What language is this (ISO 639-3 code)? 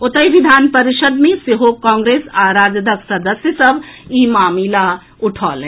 mai